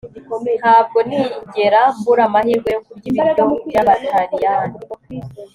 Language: Kinyarwanda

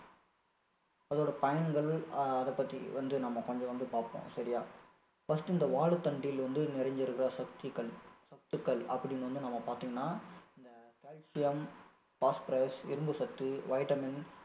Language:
Tamil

